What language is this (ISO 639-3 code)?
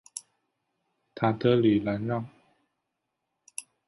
zho